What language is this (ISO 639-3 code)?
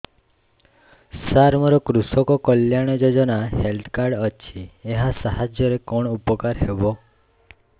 ori